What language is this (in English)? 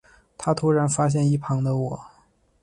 Chinese